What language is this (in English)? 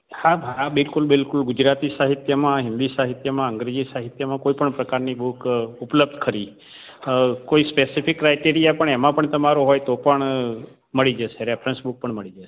Gujarati